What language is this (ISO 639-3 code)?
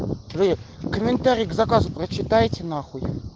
rus